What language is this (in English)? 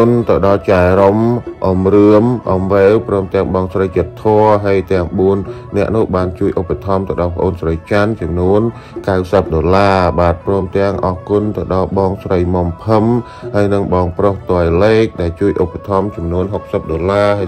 Thai